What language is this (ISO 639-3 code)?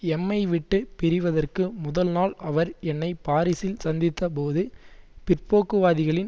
tam